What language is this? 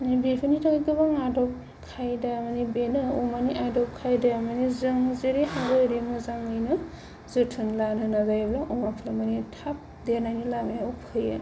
Bodo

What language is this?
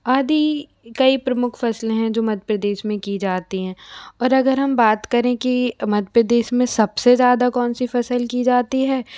Hindi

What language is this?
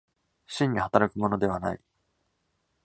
Japanese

